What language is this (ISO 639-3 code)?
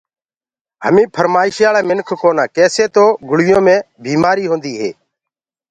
ggg